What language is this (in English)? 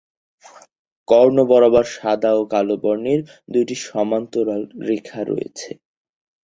Bangla